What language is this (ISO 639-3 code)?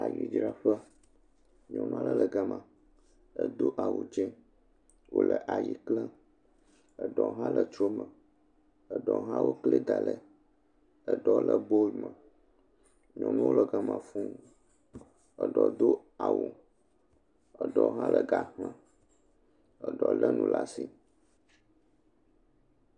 ewe